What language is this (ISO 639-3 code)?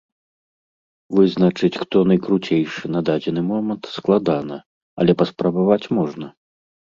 bel